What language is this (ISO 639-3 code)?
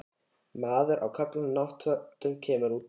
isl